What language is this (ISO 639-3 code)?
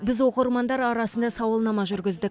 kaz